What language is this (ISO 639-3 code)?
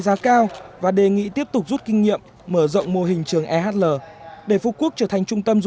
vie